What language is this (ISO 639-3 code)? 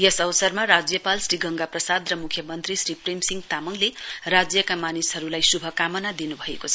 nep